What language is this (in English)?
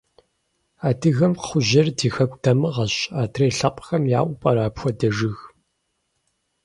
Kabardian